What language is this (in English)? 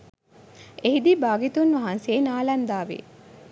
Sinhala